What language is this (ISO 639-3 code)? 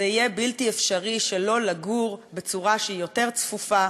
heb